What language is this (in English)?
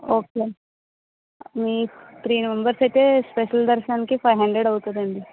Telugu